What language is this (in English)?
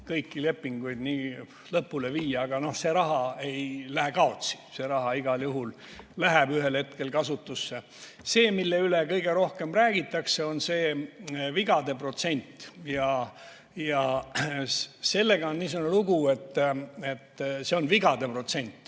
Estonian